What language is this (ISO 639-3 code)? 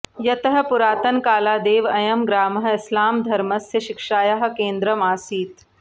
san